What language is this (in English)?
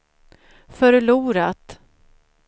Swedish